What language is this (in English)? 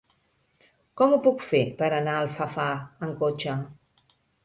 Catalan